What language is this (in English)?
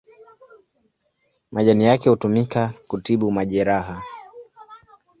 Swahili